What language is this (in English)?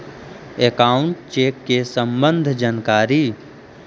Magahi